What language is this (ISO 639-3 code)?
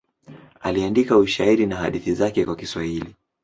swa